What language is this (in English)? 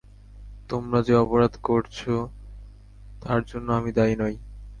Bangla